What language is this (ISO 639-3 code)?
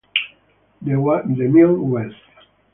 ita